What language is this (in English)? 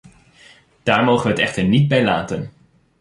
Dutch